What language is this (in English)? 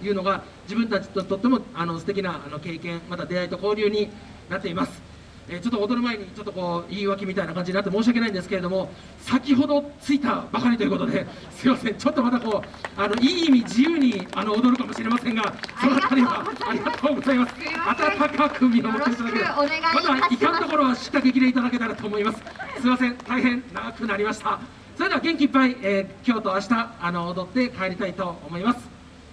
Japanese